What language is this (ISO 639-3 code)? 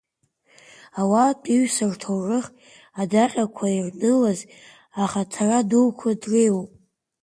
abk